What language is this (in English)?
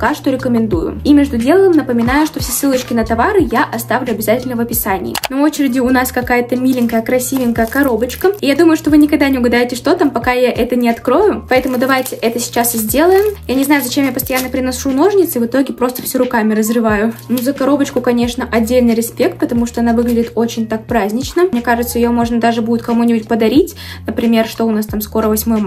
Russian